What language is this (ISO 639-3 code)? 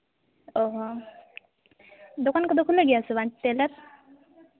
sat